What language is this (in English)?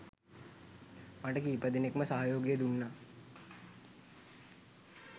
Sinhala